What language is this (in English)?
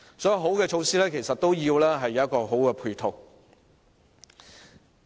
Cantonese